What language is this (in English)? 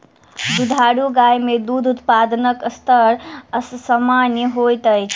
Maithili